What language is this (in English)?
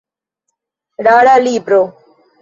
Esperanto